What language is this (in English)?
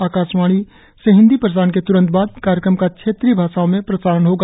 Hindi